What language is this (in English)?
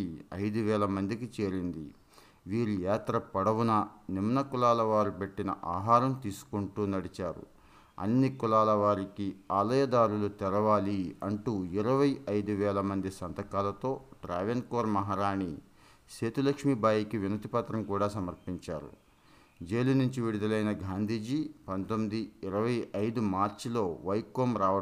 Telugu